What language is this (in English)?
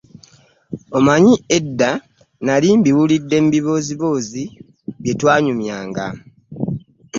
Ganda